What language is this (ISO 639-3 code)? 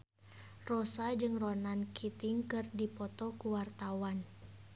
sun